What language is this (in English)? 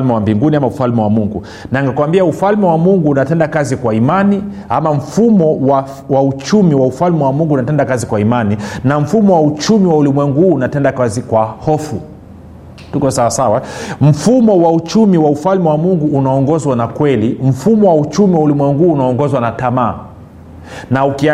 Swahili